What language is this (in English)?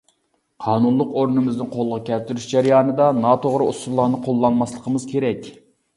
Uyghur